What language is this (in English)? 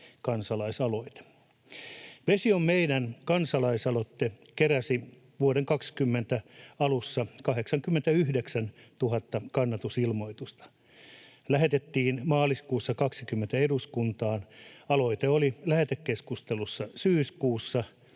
Finnish